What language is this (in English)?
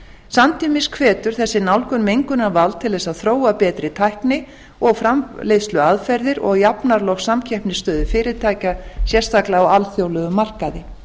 Icelandic